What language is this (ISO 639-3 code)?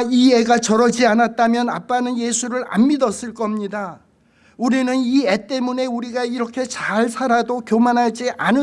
kor